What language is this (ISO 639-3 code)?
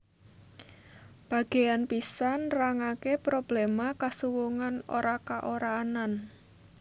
jav